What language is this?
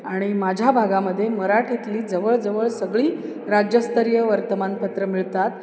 Marathi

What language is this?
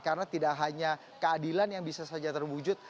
Indonesian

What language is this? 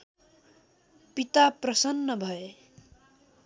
Nepali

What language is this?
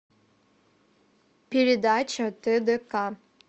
Russian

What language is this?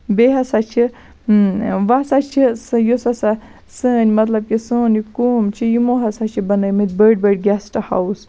Kashmiri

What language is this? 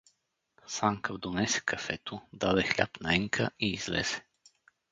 Bulgarian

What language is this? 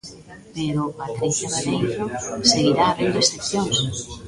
Galician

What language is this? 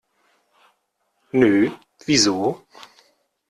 German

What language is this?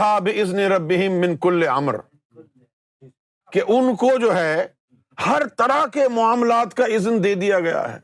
Urdu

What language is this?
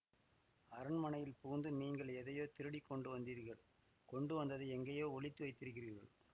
Tamil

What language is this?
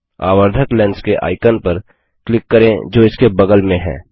Hindi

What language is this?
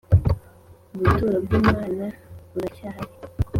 Kinyarwanda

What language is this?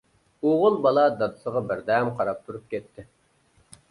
Uyghur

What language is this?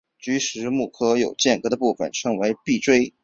Chinese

